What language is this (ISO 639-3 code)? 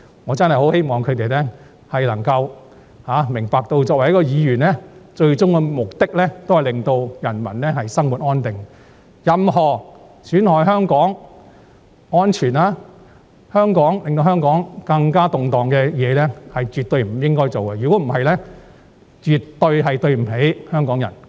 yue